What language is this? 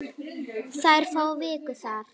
Icelandic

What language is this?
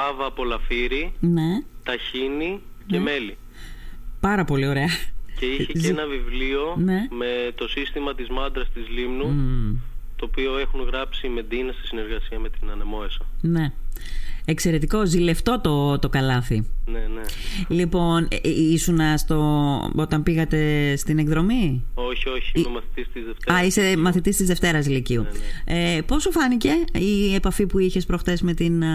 Greek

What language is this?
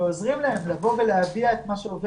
Hebrew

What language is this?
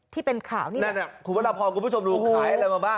Thai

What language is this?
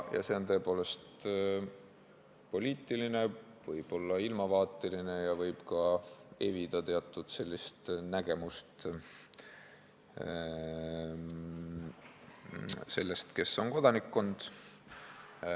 Estonian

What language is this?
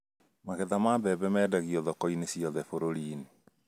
Kikuyu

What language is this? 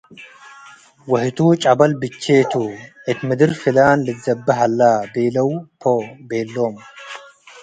Tigre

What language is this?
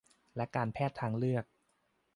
Thai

